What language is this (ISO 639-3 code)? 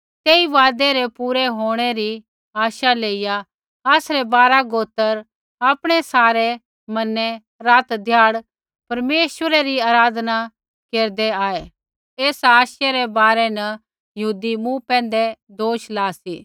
kfx